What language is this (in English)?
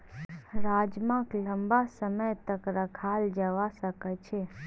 Magahi